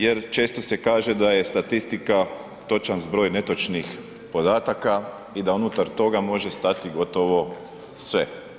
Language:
Croatian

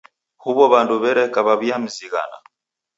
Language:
Taita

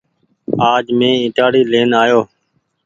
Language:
Goaria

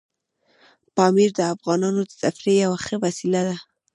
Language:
Pashto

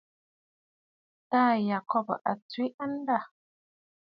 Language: Bafut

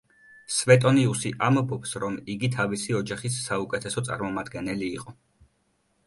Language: Georgian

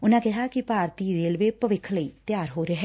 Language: Punjabi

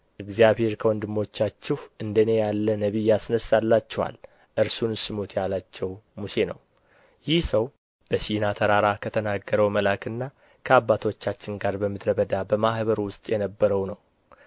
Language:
Amharic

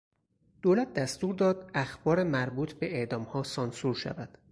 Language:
Persian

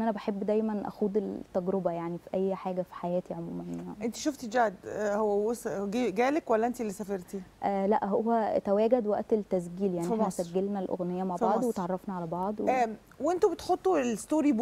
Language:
Arabic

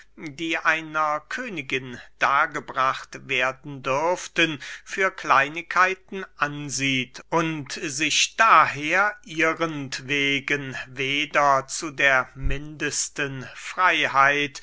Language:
German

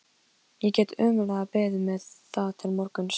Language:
Icelandic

